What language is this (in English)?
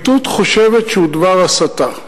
Hebrew